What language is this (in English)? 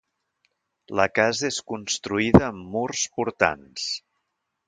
Catalan